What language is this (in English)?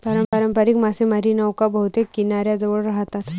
Marathi